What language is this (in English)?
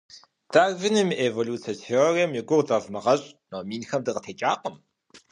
Kabardian